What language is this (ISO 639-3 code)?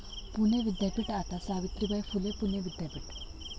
mar